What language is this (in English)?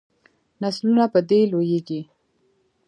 Pashto